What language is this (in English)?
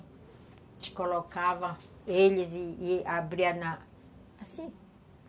Portuguese